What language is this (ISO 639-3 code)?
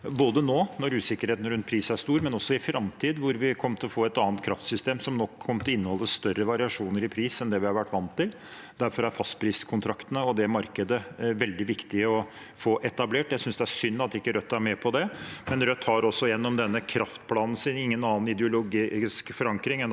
nor